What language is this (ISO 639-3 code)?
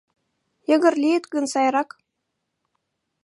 chm